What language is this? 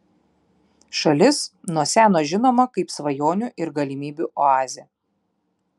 Lithuanian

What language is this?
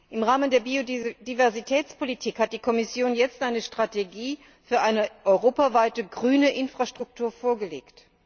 German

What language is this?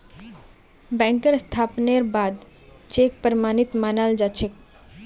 Magahi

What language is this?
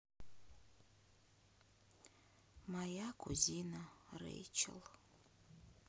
Russian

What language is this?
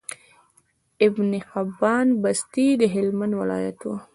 Pashto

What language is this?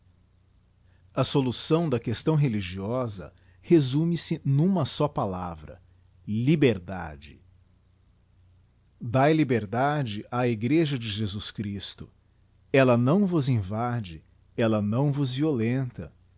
Portuguese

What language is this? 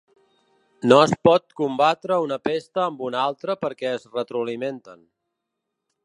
Catalan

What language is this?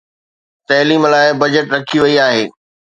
Sindhi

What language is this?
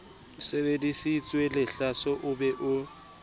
Southern Sotho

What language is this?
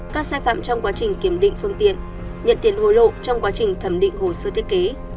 Vietnamese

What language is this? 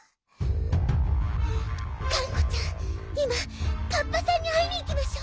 Japanese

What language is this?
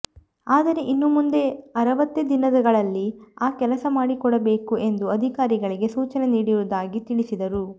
Kannada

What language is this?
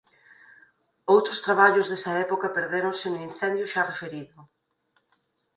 Galician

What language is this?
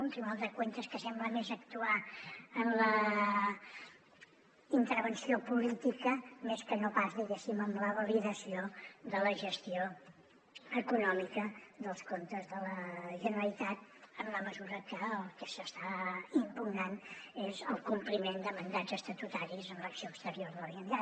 Catalan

